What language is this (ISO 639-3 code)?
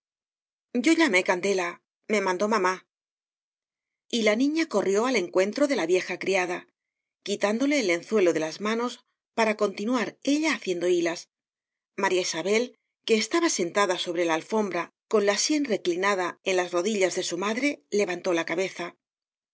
spa